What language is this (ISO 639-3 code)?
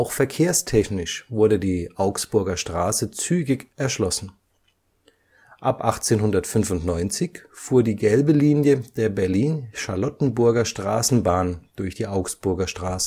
deu